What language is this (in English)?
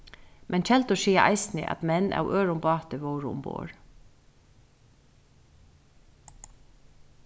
Faroese